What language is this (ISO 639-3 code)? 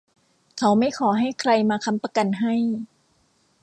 tha